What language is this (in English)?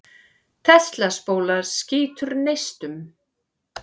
Icelandic